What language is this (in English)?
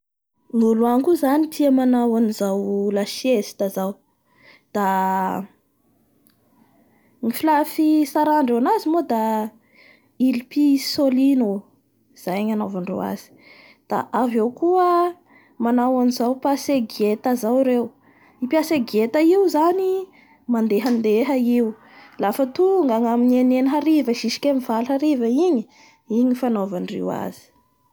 Bara Malagasy